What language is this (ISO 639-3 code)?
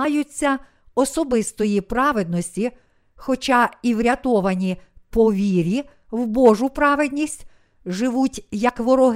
ukr